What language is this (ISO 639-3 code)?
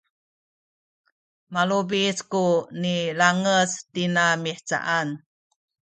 szy